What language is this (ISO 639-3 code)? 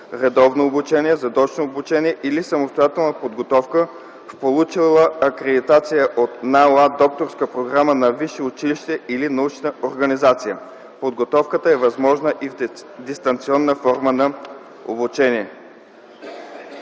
bul